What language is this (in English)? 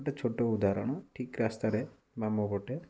Odia